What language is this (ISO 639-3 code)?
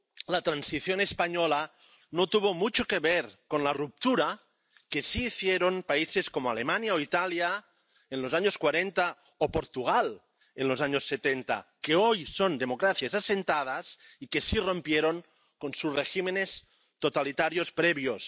spa